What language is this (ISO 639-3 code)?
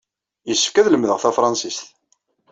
kab